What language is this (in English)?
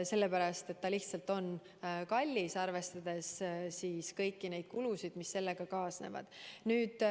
Estonian